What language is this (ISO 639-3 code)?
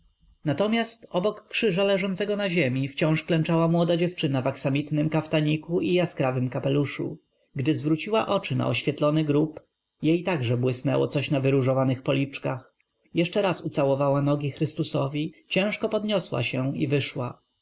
pol